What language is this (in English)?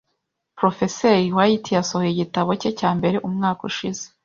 Kinyarwanda